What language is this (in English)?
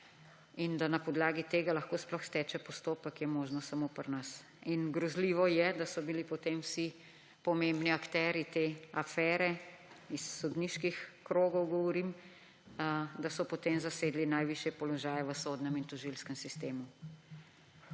Slovenian